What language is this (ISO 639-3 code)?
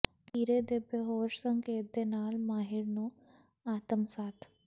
pan